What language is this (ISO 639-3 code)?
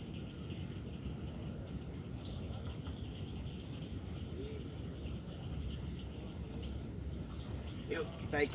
ind